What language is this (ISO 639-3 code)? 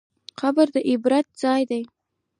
pus